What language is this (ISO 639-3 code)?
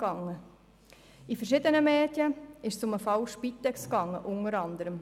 gsw